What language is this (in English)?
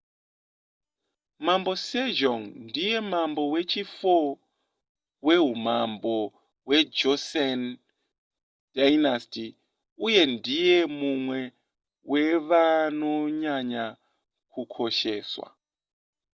Shona